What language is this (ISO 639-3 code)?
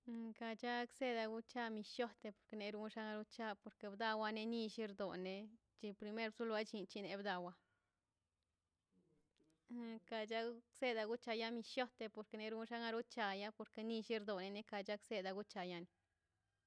zpy